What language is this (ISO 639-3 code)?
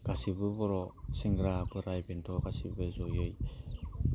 brx